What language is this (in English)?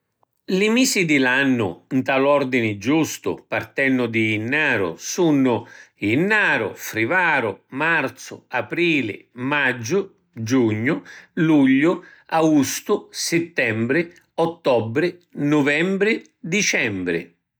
Sicilian